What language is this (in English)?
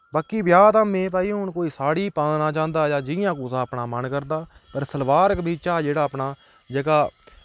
Dogri